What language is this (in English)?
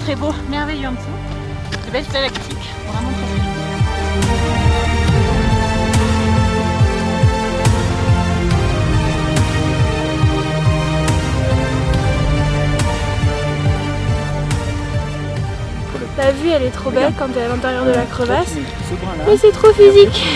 French